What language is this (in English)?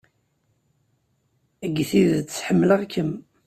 Kabyle